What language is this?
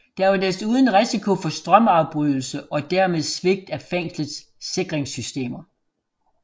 Danish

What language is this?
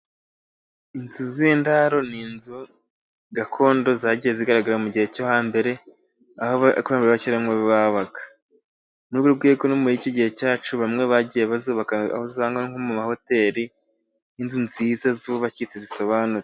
Kinyarwanda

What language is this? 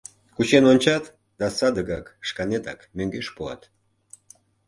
Mari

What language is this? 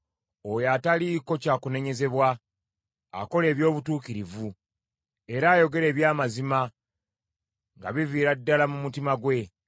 Ganda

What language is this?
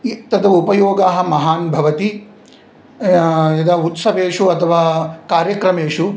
Sanskrit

